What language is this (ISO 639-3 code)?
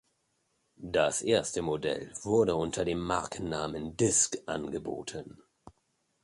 deu